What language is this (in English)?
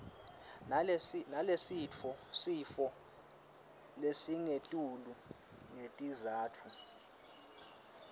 Swati